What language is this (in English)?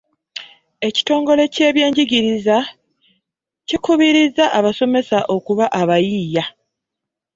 Ganda